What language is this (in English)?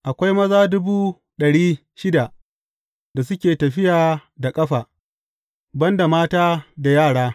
Hausa